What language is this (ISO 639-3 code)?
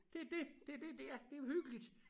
dan